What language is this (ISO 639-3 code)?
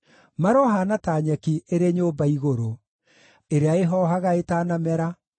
kik